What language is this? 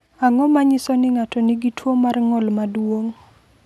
Luo (Kenya and Tanzania)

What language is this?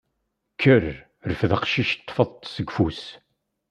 Kabyle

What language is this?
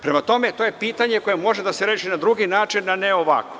Serbian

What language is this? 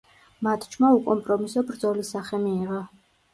Georgian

